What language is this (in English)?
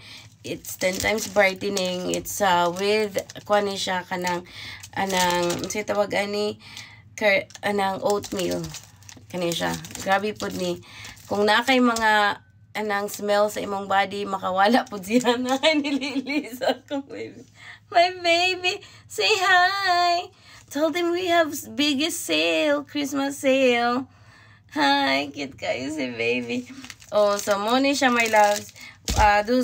Filipino